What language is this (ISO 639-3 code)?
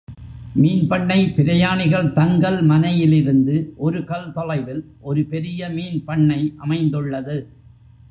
tam